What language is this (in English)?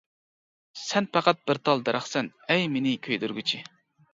Uyghur